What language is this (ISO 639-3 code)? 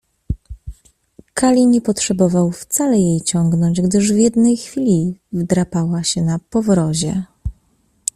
pol